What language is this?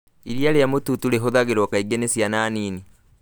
Kikuyu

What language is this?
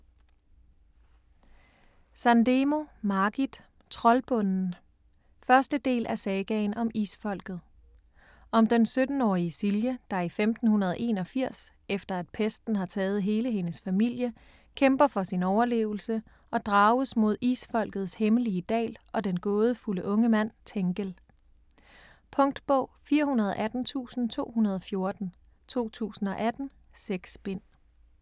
Danish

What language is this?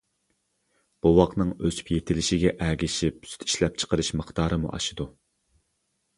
Uyghur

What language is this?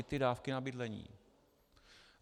Czech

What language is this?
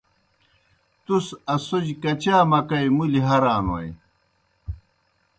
Kohistani Shina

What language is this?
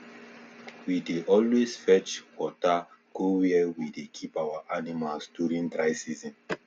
Nigerian Pidgin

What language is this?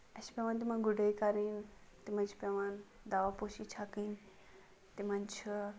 Kashmiri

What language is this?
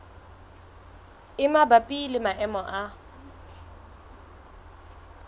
Southern Sotho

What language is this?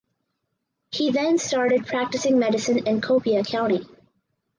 English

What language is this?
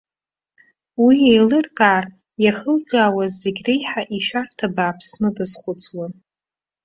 Abkhazian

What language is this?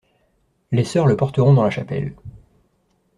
French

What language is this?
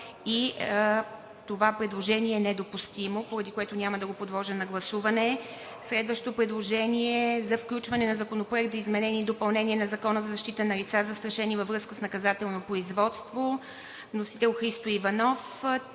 Bulgarian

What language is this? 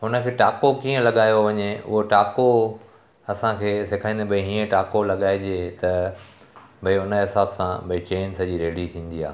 Sindhi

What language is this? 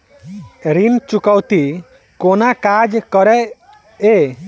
Maithili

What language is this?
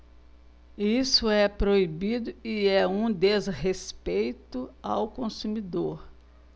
Portuguese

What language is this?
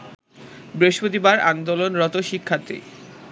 Bangla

